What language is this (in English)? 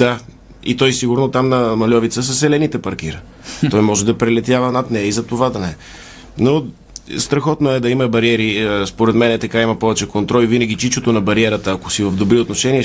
Bulgarian